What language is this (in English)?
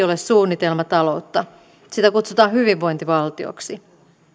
Finnish